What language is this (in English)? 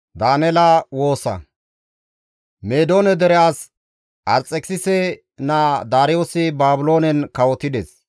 Gamo